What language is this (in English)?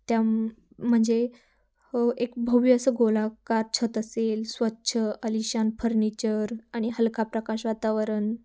Marathi